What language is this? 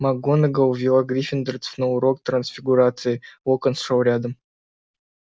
Russian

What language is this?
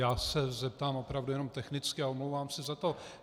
Czech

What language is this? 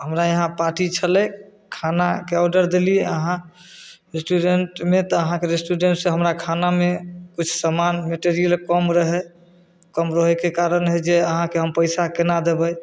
Maithili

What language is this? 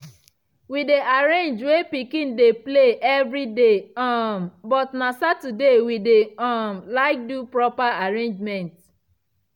Nigerian Pidgin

